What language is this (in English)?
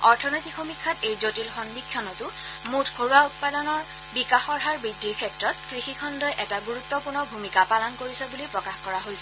Assamese